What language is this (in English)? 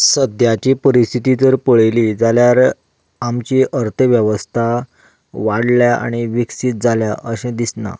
Konkani